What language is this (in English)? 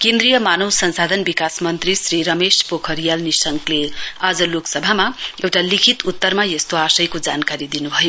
Nepali